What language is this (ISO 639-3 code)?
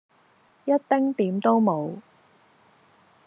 yue